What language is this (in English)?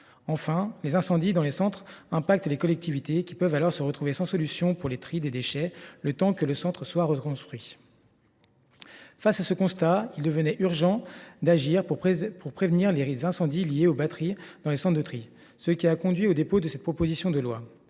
French